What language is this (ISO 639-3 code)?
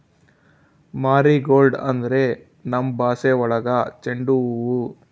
kan